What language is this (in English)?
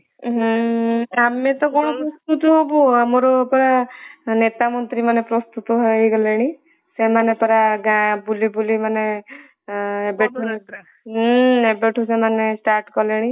Odia